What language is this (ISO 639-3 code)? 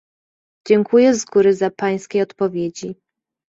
pol